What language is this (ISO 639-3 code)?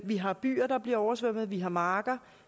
dan